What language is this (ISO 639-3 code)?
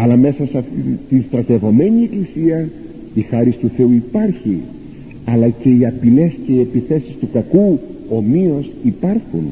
ell